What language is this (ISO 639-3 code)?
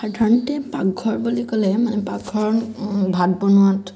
asm